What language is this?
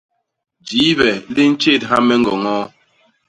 Basaa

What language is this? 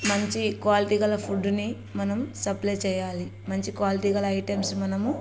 Telugu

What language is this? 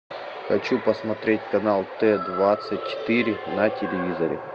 Russian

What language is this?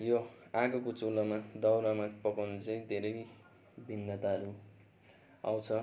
Nepali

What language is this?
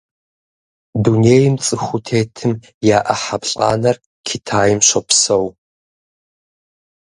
Kabardian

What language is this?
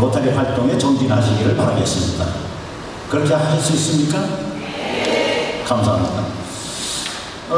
Korean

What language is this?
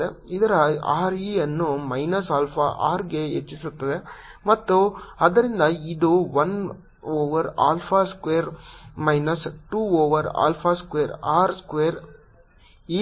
Kannada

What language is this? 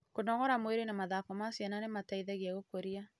Kikuyu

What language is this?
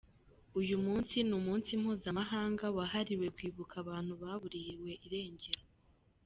Kinyarwanda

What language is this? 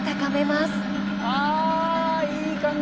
Japanese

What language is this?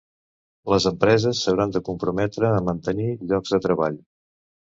Catalan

